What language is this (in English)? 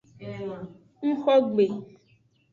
Aja (Benin)